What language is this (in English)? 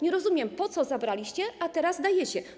Polish